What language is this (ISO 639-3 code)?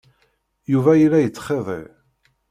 kab